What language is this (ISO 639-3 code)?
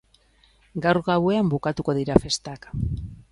eus